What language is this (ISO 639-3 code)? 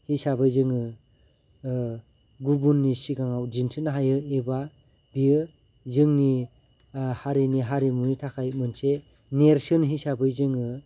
brx